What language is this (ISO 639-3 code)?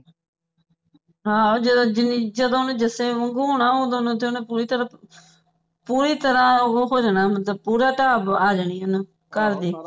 pan